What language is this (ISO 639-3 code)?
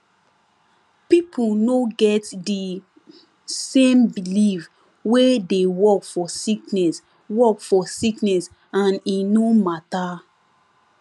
pcm